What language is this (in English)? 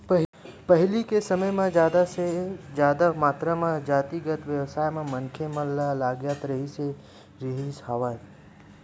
Chhattisgarhi